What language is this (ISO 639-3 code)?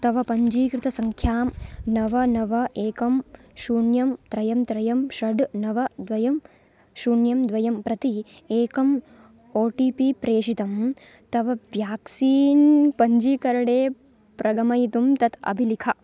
san